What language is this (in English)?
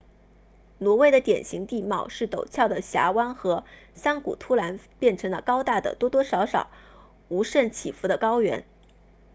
Chinese